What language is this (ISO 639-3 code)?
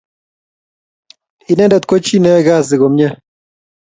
kln